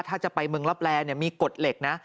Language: Thai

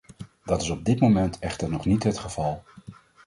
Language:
Dutch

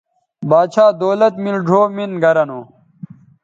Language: Bateri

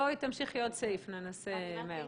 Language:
Hebrew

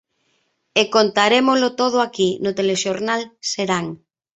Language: Galician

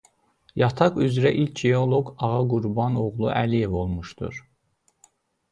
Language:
Azerbaijani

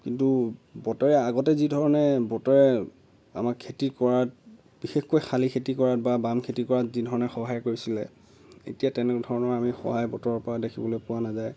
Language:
Assamese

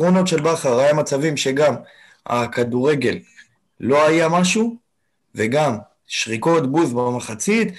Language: Hebrew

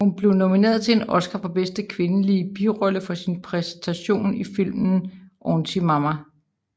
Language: Danish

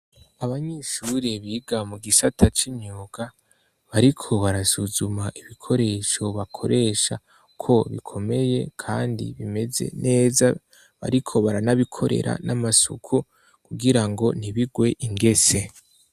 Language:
Rundi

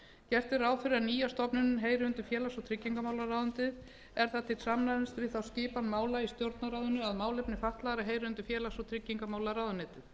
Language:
Icelandic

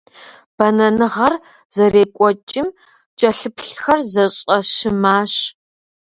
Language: Kabardian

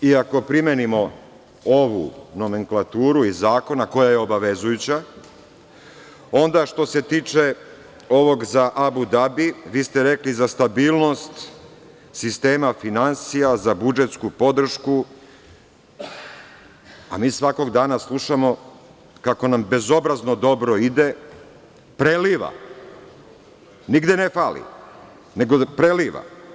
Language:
Serbian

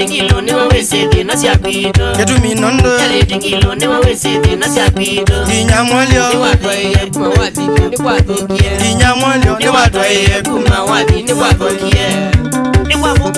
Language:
Turkish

